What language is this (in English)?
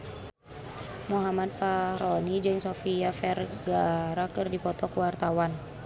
Sundanese